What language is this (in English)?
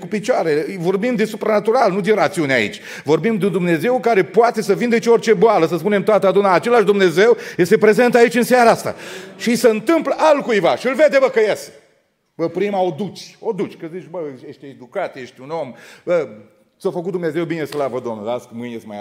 Romanian